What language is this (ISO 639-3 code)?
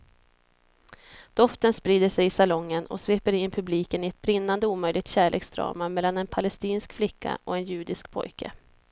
swe